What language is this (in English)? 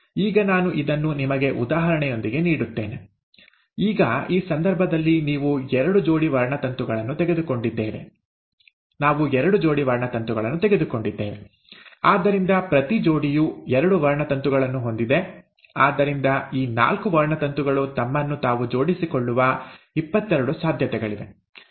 Kannada